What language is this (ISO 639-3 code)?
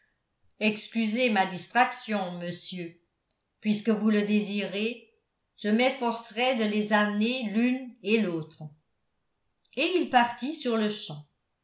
fra